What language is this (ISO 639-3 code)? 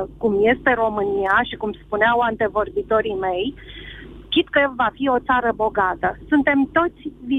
ron